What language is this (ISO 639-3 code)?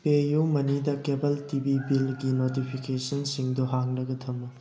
mni